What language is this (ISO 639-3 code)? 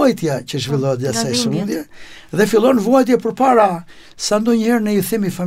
ron